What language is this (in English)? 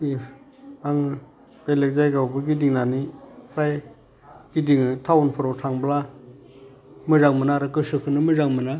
Bodo